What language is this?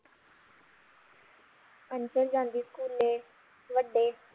Punjabi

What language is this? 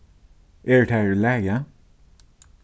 Faroese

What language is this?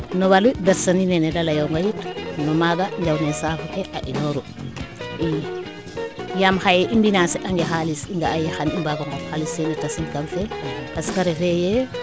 Serer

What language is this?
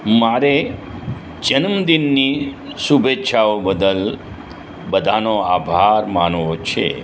Gujarati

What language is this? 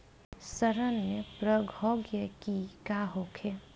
Bhojpuri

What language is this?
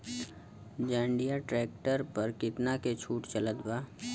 Bhojpuri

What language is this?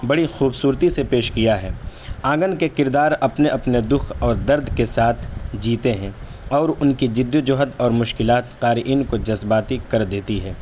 Urdu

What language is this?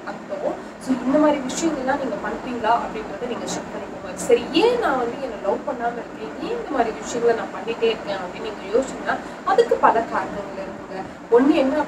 Hindi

